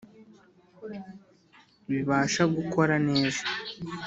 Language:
Kinyarwanda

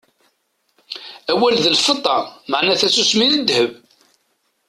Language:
Kabyle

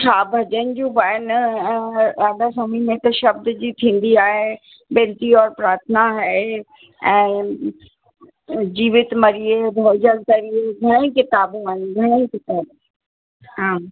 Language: Sindhi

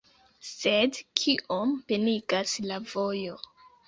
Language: Esperanto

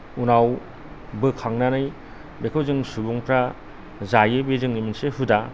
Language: Bodo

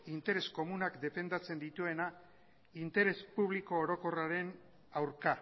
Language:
Basque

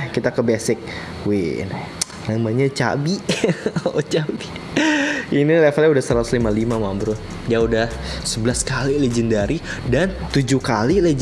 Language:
Indonesian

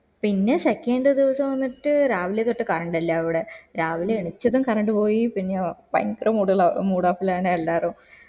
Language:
Malayalam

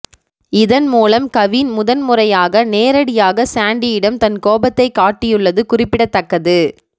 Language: Tamil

